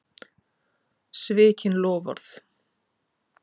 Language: Icelandic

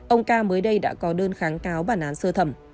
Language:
Vietnamese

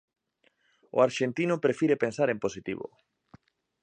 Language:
Galician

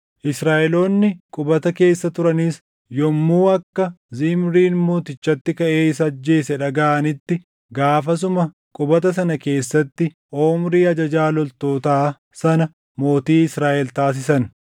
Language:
Oromo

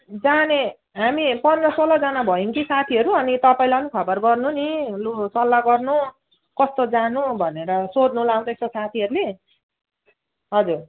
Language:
Nepali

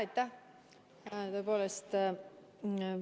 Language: Estonian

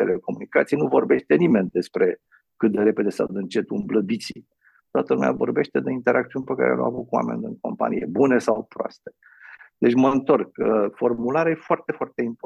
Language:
Romanian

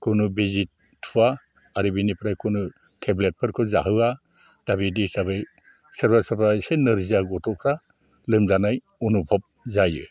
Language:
Bodo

